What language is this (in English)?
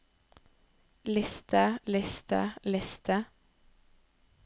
Norwegian